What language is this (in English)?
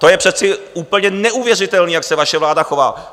Czech